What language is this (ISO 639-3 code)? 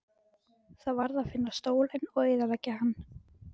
isl